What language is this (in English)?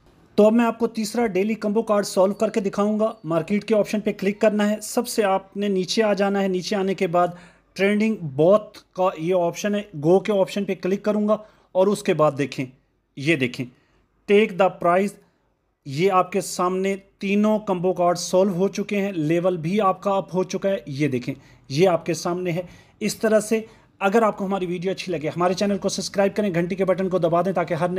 Hindi